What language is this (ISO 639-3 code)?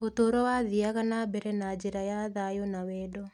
kik